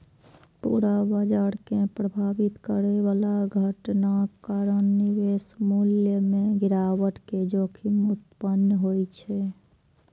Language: Maithili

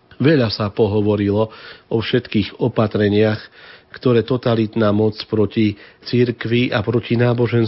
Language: Slovak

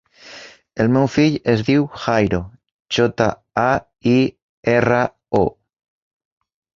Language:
Catalan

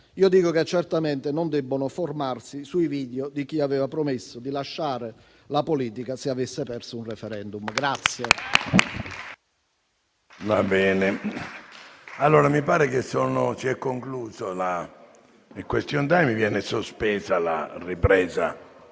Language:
Italian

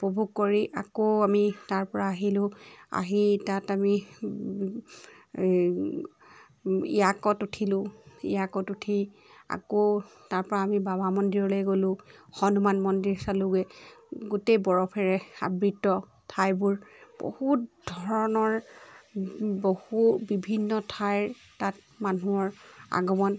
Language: Assamese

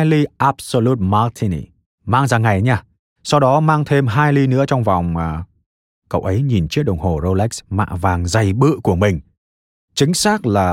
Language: Vietnamese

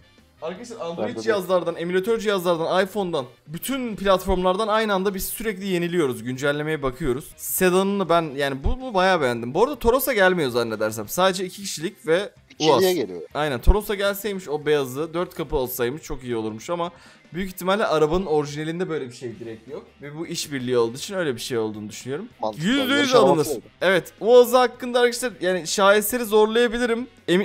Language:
Turkish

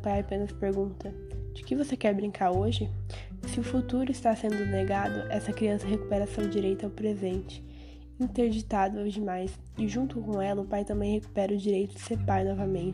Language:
Portuguese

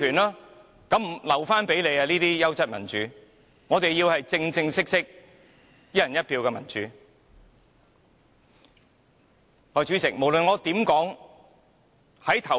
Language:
Cantonese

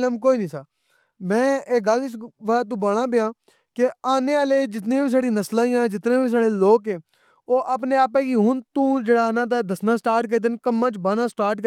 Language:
Pahari-Potwari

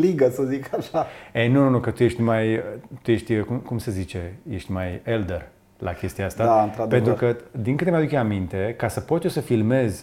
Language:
Romanian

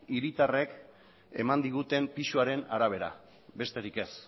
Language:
Basque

